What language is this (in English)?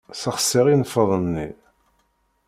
Kabyle